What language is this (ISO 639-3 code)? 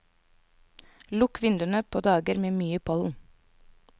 nor